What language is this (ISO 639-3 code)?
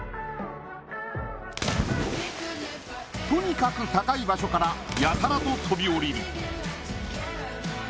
jpn